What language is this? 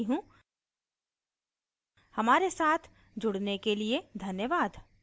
Hindi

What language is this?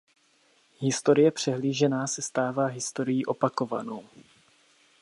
Czech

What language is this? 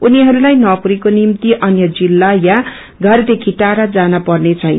Nepali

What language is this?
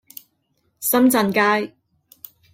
Cantonese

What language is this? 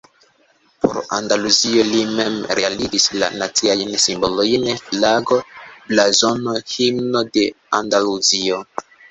Esperanto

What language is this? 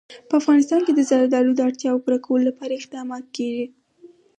Pashto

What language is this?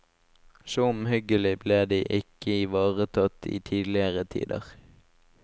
Norwegian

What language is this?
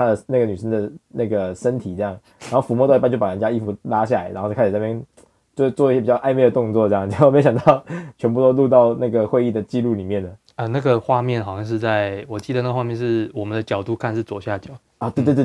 Chinese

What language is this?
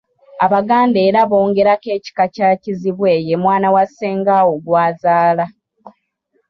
Ganda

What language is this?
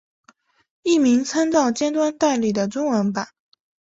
Chinese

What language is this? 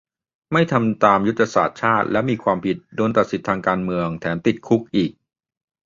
Thai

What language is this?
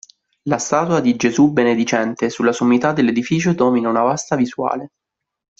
Italian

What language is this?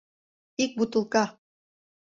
Mari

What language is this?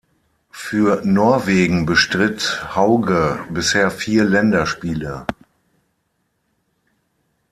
German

